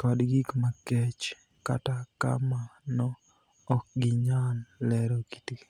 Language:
Luo (Kenya and Tanzania)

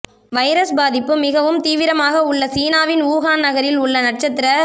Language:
Tamil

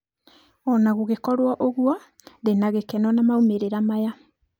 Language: Kikuyu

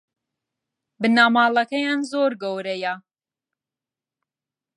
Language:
Central Kurdish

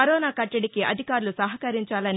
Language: Telugu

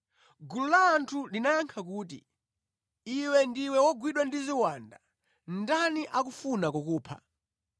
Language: Nyanja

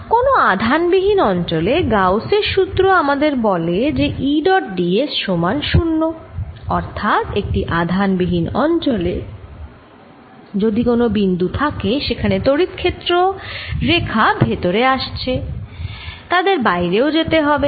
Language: Bangla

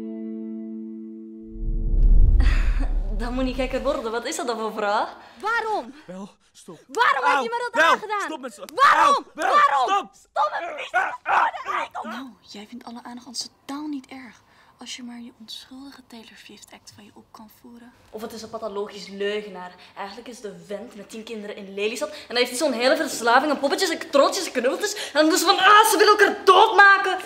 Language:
Dutch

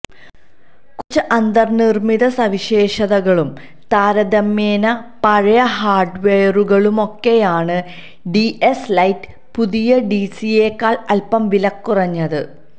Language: Malayalam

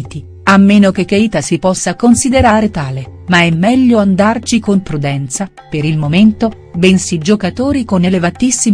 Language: Italian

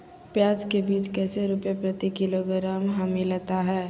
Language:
Magahi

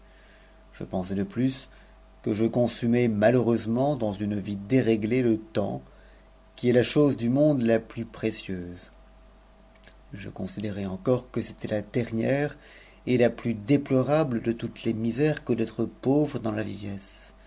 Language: French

